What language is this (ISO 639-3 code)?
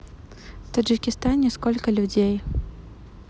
rus